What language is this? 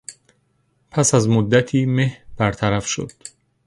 Persian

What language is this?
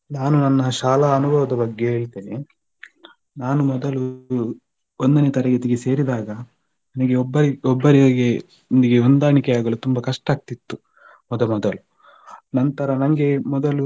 Kannada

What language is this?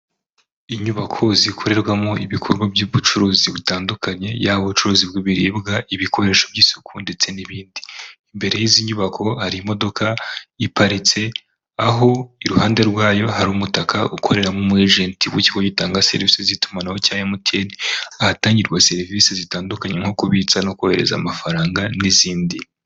Kinyarwanda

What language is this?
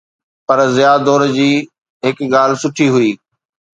Sindhi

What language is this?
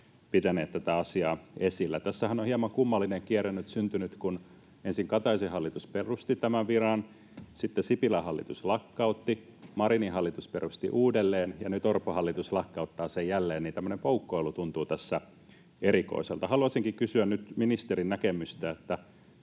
Finnish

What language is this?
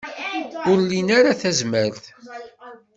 Kabyle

